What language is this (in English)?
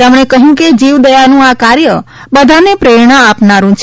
Gujarati